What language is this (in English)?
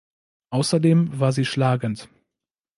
German